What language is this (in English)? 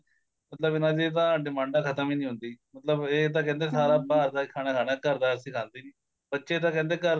Punjabi